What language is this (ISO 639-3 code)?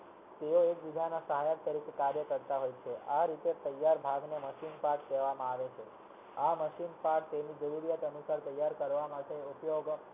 guj